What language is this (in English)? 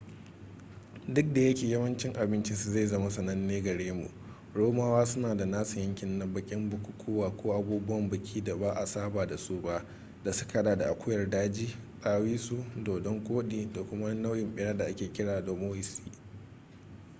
Hausa